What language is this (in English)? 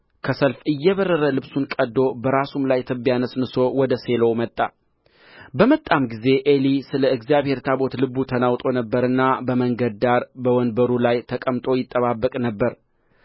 Amharic